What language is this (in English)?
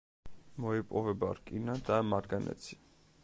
Georgian